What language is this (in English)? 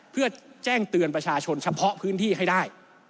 Thai